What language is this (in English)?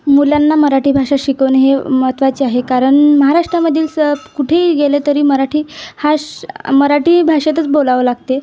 Marathi